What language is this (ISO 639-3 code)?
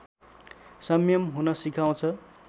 nep